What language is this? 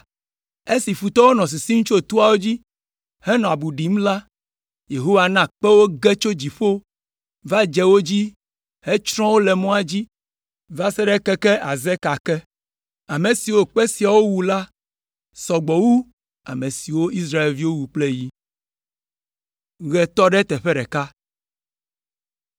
Ewe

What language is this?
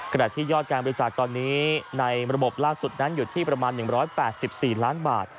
Thai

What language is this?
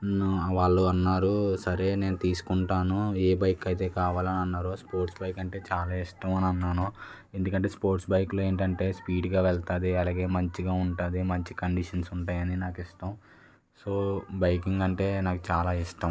Telugu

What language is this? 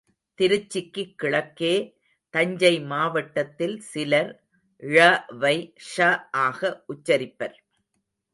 Tamil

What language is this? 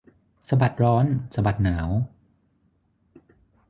Thai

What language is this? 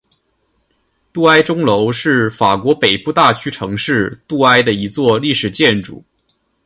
Chinese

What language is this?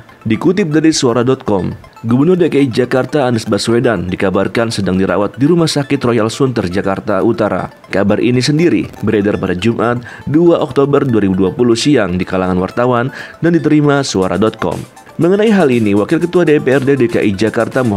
Indonesian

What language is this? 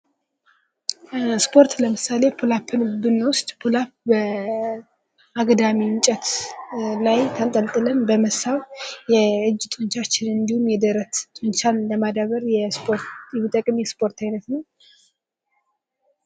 Amharic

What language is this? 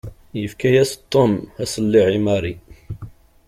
Kabyle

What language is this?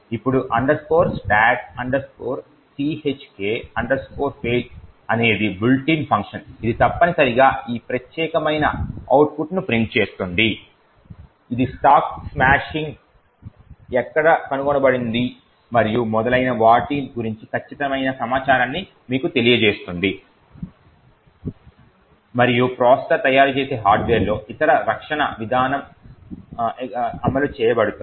Telugu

